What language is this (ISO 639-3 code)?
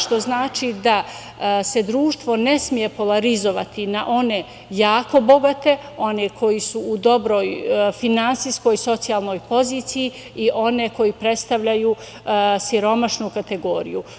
srp